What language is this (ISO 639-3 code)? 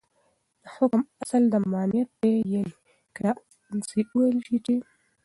pus